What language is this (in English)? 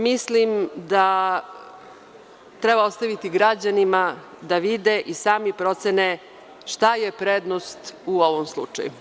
Serbian